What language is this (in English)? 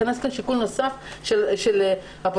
Hebrew